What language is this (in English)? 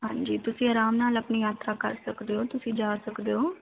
Punjabi